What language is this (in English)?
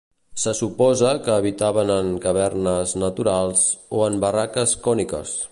Catalan